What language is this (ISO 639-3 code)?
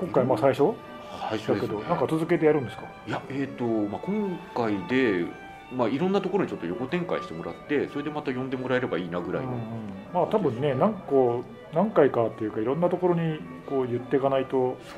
jpn